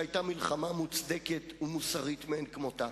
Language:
Hebrew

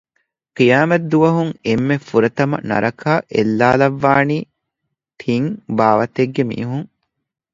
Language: Divehi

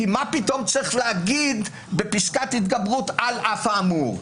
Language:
Hebrew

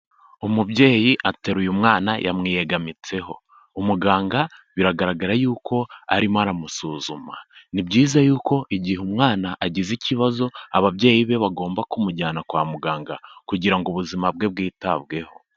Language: Kinyarwanda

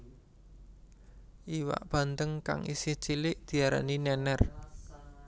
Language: Javanese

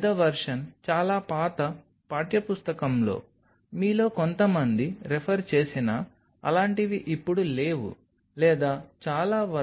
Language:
Telugu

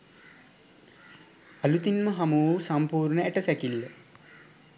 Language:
Sinhala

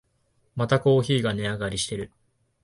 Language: Japanese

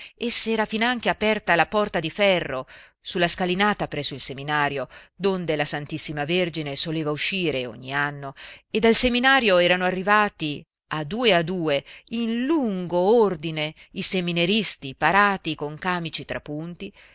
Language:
Italian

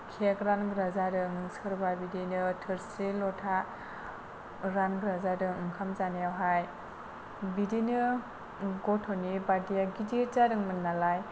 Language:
Bodo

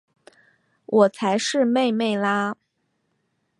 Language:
Chinese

